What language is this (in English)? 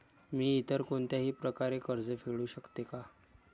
Marathi